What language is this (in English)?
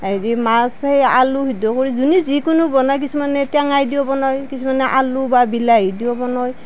Assamese